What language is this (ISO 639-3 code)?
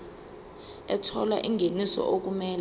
zul